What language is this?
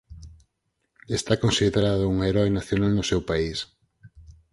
Galician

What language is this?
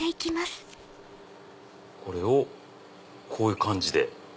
Japanese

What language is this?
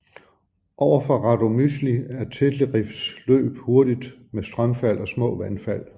Danish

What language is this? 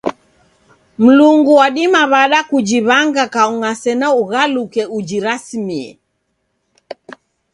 Taita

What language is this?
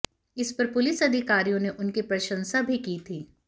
Hindi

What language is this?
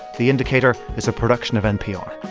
English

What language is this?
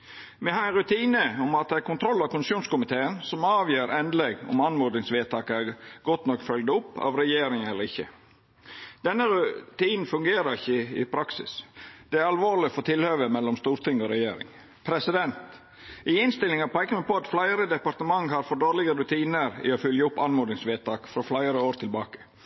Norwegian Nynorsk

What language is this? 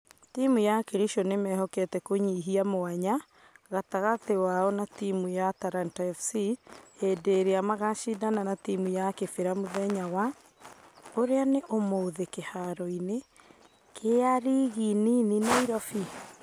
Kikuyu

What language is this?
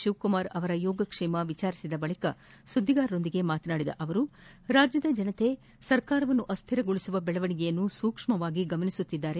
Kannada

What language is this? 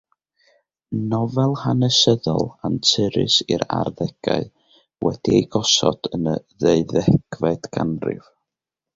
Welsh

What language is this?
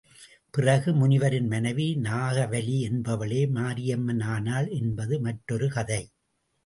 Tamil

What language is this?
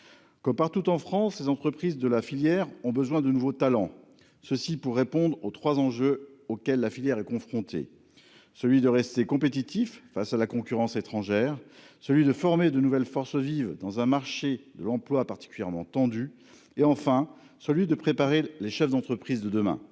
French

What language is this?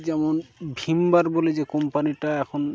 Bangla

